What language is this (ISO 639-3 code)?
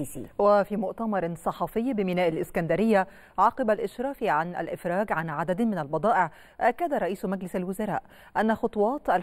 ara